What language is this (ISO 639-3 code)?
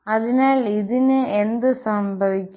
mal